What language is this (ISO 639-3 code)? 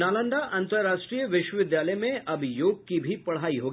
hin